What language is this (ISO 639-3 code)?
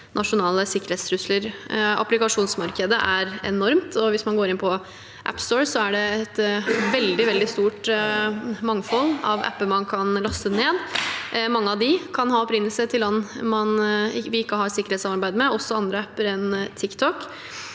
nor